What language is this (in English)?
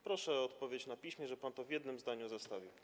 Polish